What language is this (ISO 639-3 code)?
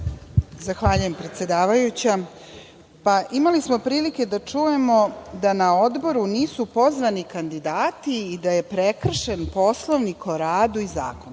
srp